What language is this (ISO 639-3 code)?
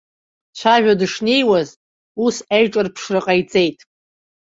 abk